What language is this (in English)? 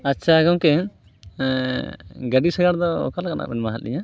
Santali